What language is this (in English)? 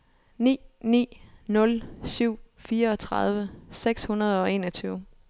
Danish